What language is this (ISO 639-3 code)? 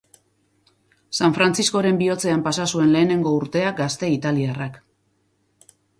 eus